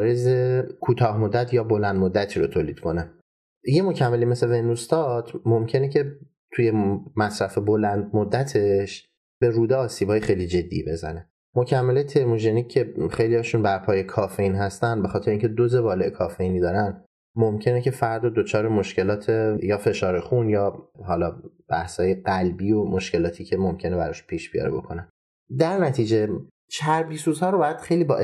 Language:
Persian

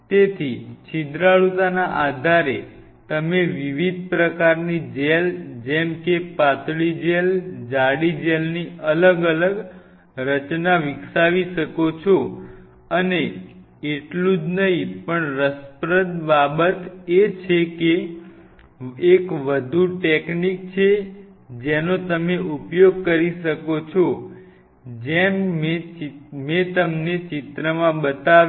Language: Gujarati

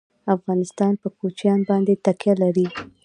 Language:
Pashto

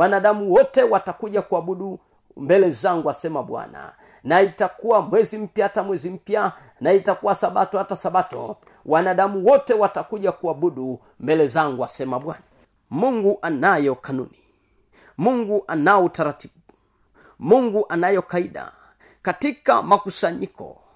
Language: Swahili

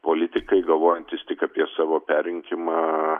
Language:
Lithuanian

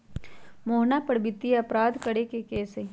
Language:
Magahi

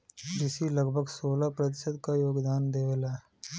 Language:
Bhojpuri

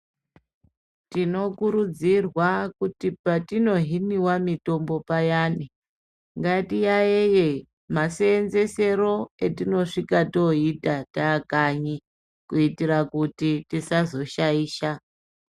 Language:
Ndau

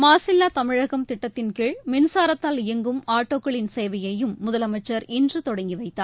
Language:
Tamil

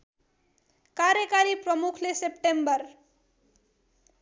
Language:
Nepali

